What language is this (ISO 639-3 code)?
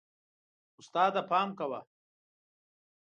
pus